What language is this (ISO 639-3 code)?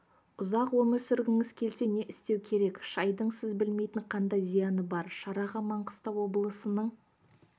kaz